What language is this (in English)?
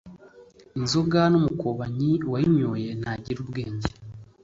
Kinyarwanda